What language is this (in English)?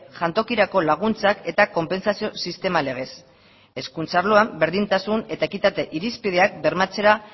Basque